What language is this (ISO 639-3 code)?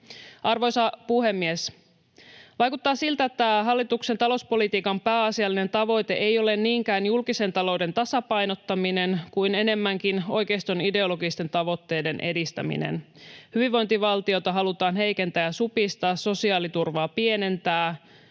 fin